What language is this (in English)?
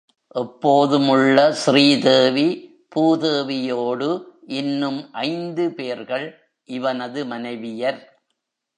Tamil